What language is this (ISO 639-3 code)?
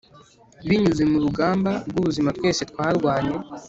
kin